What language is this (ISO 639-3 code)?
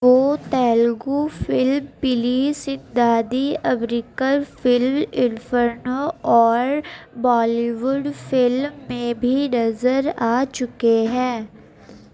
urd